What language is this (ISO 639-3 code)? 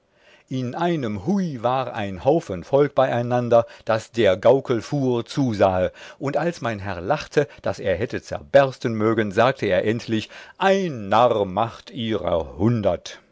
deu